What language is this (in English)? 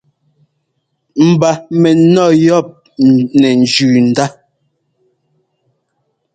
Ngomba